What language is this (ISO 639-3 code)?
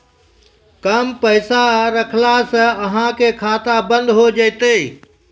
mai